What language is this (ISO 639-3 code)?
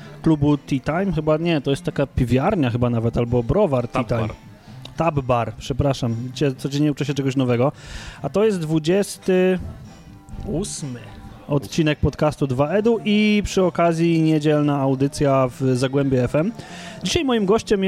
pol